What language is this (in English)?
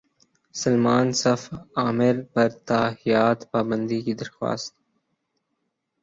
Urdu